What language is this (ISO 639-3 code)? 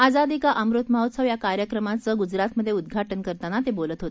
mar